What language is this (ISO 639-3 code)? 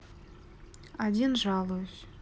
rus